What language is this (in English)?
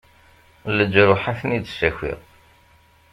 Kabyle